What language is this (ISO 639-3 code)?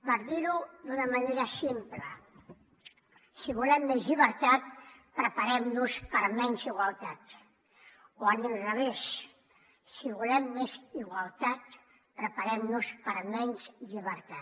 cat